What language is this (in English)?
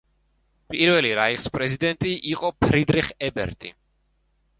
Georgian